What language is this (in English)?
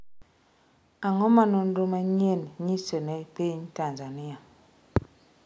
Luo (Kenya and Tanzania)